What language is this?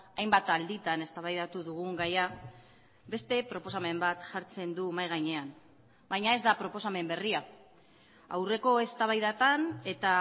Basque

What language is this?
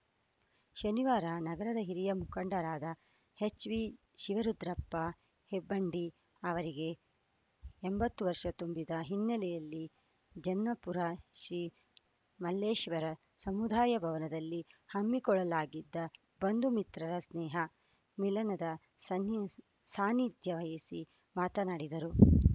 Kannada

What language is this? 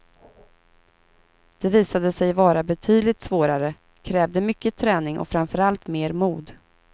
Swedish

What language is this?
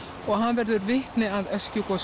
Icelandic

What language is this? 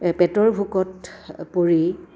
Assamese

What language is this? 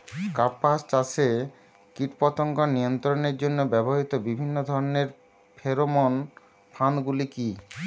Bangla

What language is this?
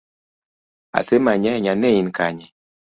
Luo (Kenya and Tanzania)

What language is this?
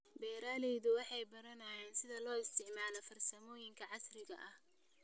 Somali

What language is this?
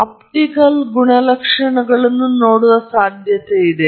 Kannada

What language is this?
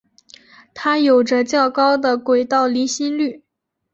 Chinese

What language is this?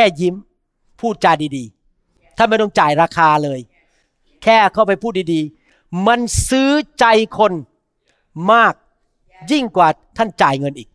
Thai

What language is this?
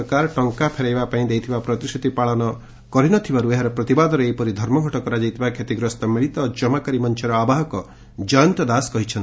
Odia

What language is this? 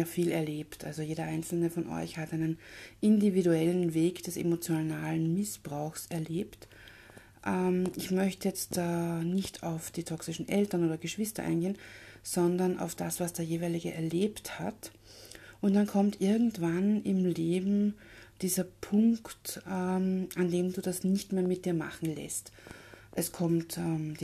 German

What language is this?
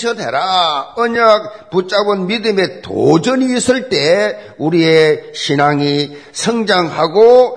Korean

